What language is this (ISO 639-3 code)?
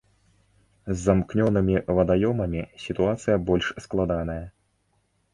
bel